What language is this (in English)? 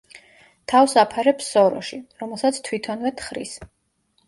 Georgian